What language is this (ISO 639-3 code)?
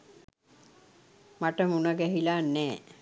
sin